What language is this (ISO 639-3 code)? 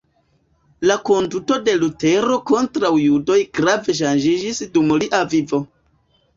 epo